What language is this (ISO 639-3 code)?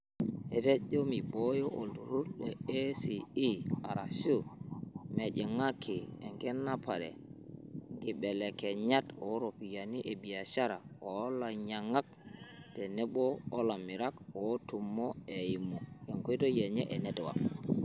mas